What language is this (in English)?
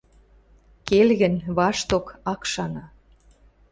Western Mari